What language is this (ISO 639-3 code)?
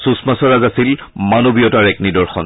asm